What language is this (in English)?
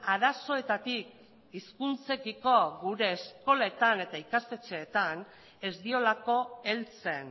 Basque